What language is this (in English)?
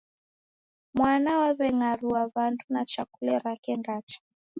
Taita